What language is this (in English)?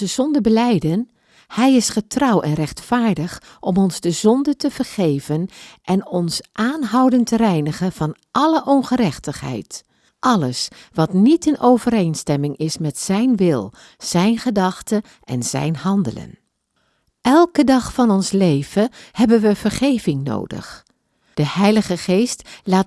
Dutch